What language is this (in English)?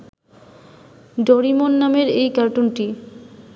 Bangla